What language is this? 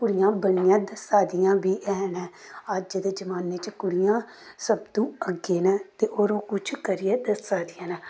Dogri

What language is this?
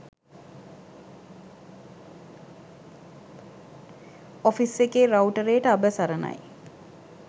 Sinhala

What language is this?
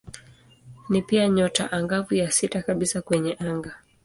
Swahili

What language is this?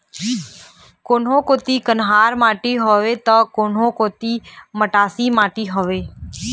Chhattisgarhi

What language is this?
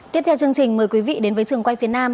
Vietnamese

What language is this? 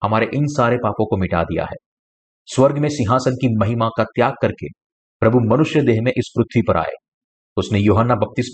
Hindi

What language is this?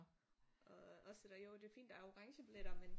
Danish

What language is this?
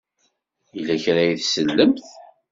Kabyle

